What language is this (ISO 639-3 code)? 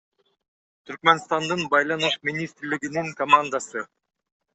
kir